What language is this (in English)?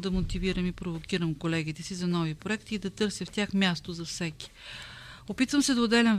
Bulgarian